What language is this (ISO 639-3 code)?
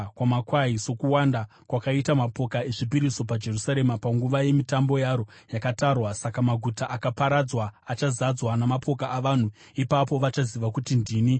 sna